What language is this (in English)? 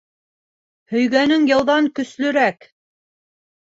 Bashkir